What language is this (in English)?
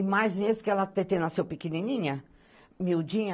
Portuguese